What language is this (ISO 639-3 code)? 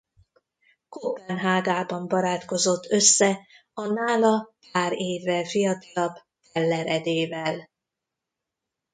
hun